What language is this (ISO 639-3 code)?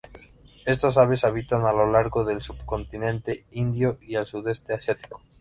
spa